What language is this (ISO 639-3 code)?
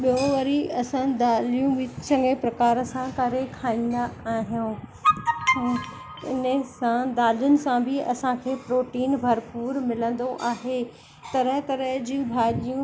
snd